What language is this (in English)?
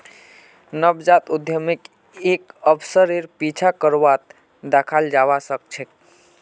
Magahi